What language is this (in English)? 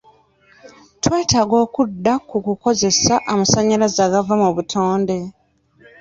Ganda